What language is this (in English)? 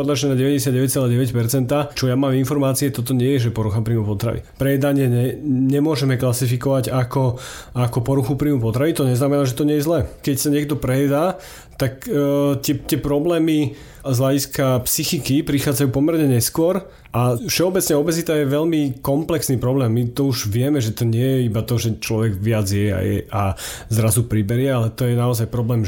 Slovak